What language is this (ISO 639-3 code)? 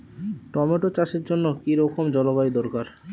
ben